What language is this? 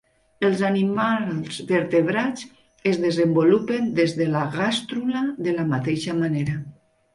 Catalan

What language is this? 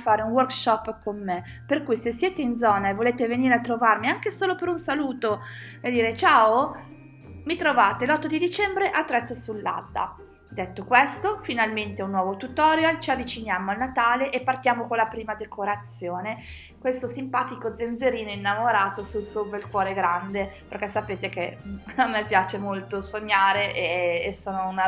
Italian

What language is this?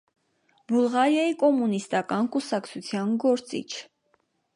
Armenian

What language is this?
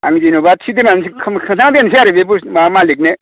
Bodo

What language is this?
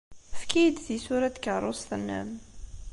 Kabyle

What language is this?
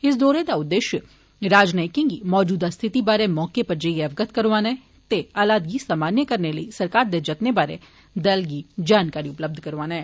Dogri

